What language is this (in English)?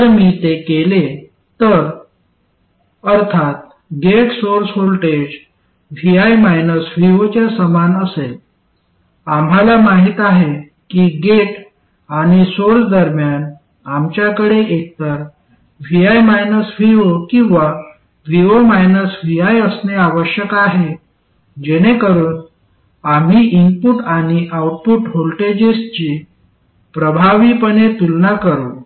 Marathi